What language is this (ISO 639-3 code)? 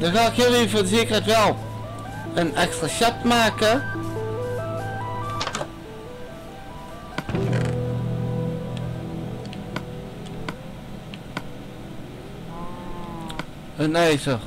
nld